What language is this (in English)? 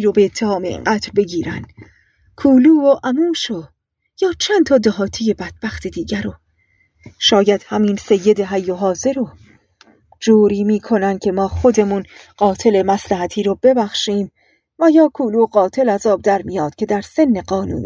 Persian